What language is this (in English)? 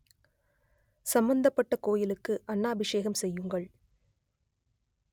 Tamil